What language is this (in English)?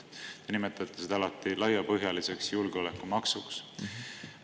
Estonian